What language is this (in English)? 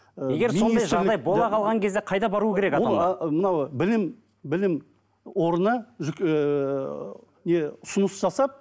Kazakh